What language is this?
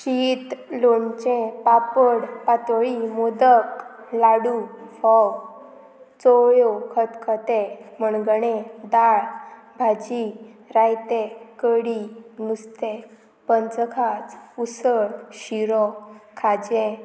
Konkani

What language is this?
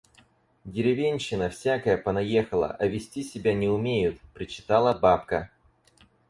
Russian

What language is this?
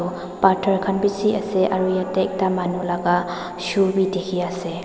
Naga Pidgin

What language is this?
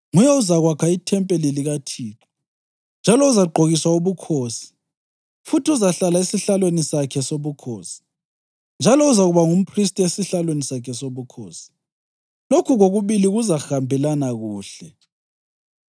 North Ndebele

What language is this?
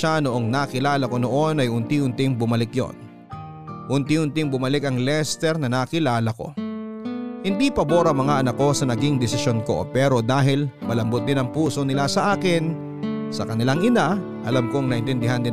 Filipino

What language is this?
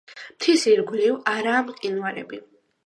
Georgian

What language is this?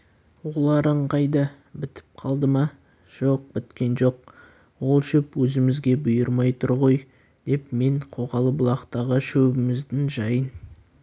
Kazakh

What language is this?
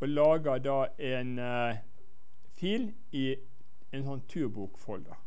Norwegian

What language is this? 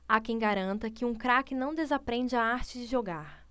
Portuguese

